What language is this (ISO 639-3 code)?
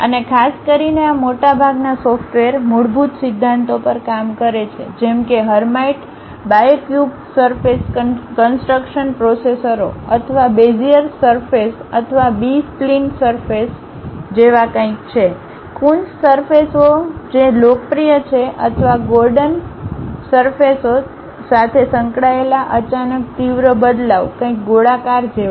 guj